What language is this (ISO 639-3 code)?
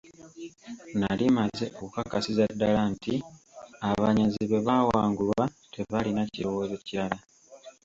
lug